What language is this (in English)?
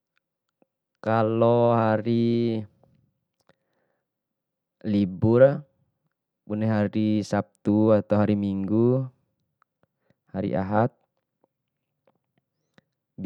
Bima